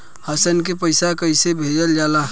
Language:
Bhojpuri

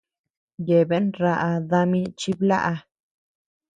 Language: Tepeuxila Cuicatec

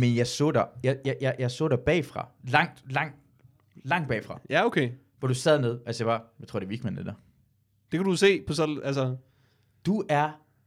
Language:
Danish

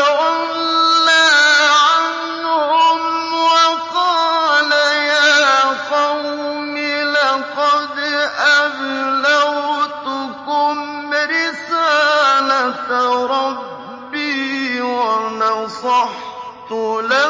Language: Arabic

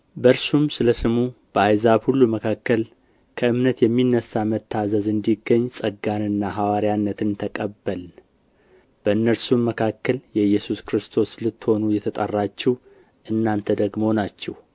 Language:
Amharic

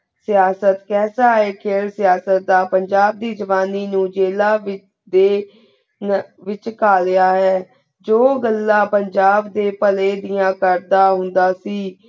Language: Punjabi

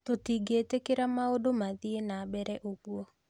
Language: Kikuyu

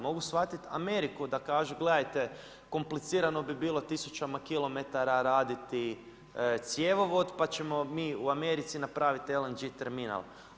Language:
Croatian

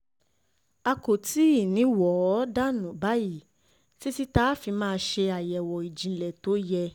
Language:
Yoruba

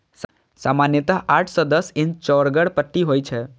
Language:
Maithili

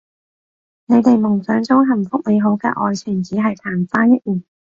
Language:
Cantonese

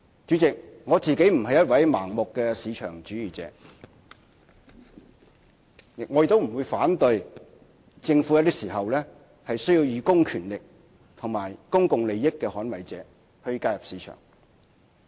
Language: Cantonese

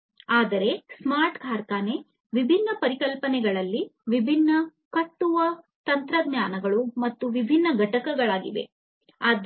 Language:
Kannada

